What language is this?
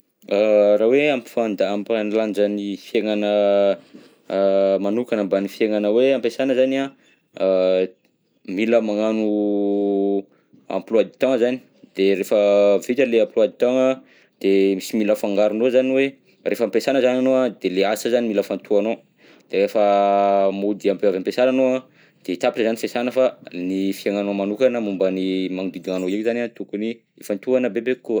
Southern Betsimisaraka Malagasy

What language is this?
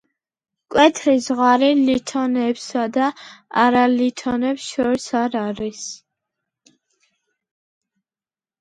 Georgian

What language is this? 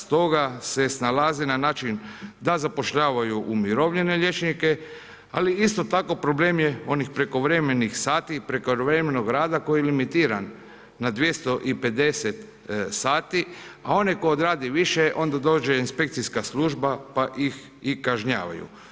Croatian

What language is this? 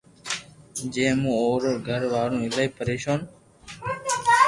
Loarki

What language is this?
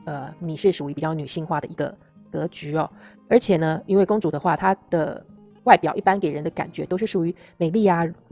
Chinese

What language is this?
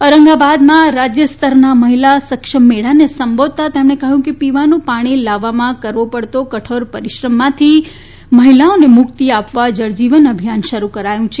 Gujarati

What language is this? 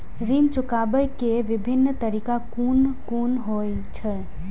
Maithili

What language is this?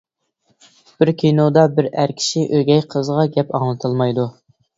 Uyghur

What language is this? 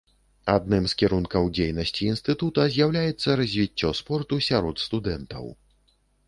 Belarusian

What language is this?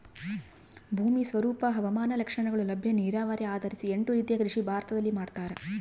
Kannada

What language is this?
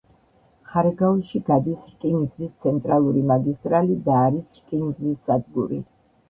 Georgian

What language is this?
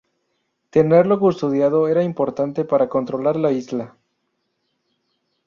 Spanish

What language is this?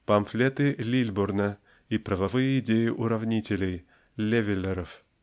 Russian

